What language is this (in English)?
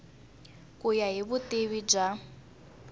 Tsonga